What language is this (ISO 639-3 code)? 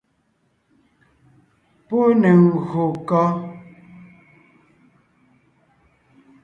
nnh